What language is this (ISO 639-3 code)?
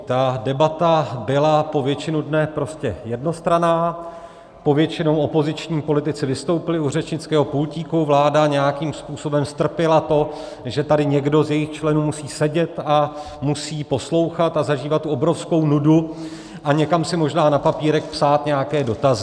ces